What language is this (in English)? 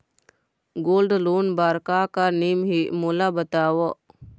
Chhattisgarhi